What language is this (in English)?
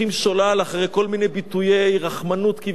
Hebrew